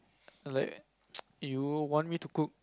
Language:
English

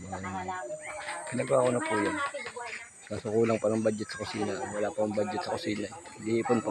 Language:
Filipino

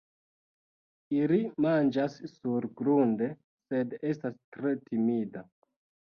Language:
Esperanto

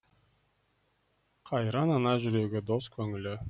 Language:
Kazakh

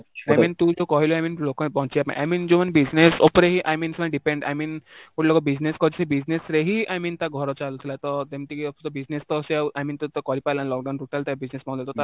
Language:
Odia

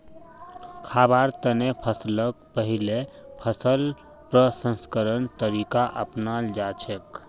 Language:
Magahi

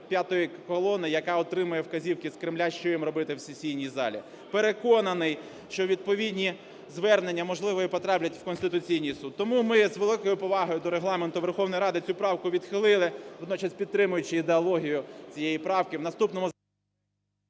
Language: Ukrainian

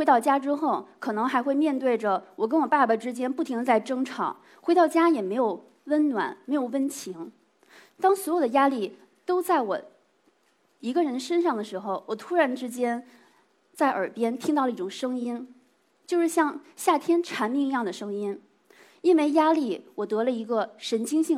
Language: Chinese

